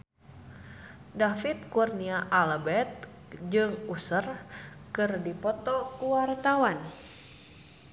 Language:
Sundanese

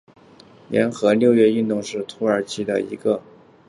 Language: Chinese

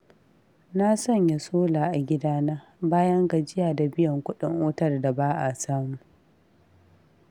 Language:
Hausa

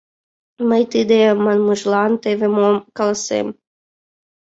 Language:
Mari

